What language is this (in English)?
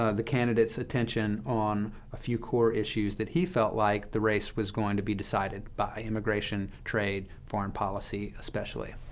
English